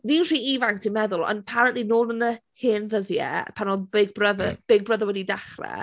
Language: Welsh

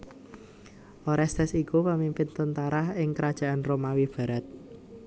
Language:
Javanese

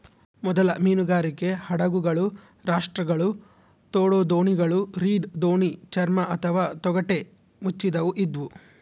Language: Kannada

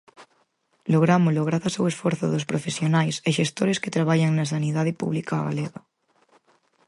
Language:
Galician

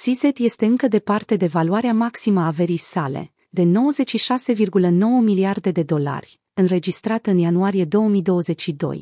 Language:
Romanian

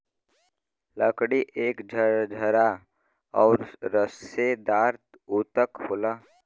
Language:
Bhojpuri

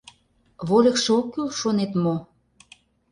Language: Mari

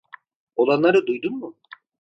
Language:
Turkish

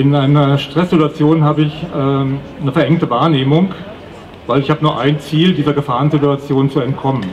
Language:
German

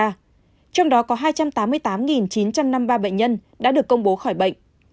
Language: Vietnamese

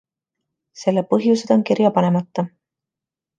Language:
Estonian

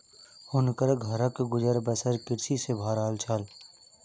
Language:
Maithili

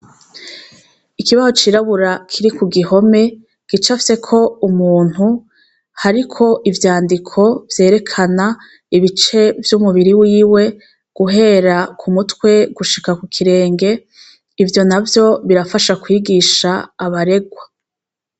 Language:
Rundi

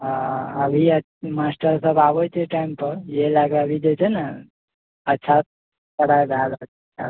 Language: Maithili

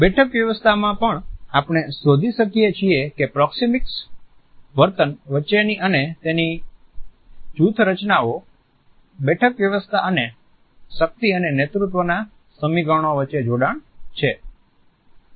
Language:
Gujarati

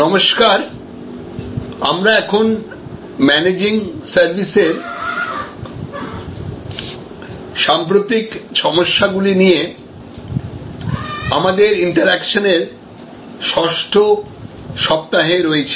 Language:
Bangla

